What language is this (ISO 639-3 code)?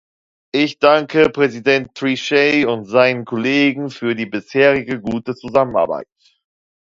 deu